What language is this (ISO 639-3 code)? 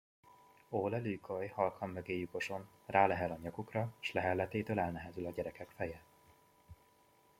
hun